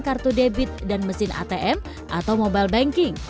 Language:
Indonesian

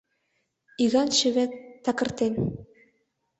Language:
Mari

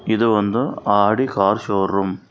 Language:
Kannada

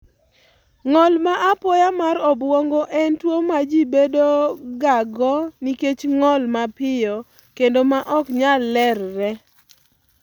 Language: Luo (Kenya and Tanzania)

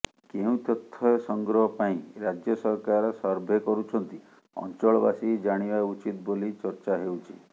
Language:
Odia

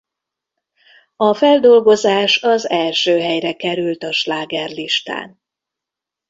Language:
Hungarian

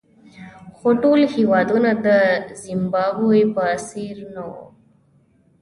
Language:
Pashto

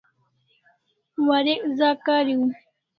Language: Kalasha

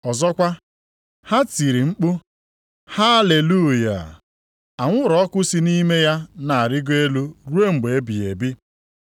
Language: Igbo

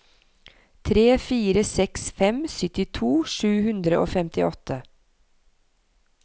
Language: Norwegian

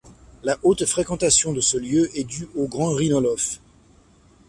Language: French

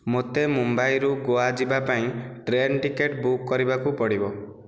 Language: Odia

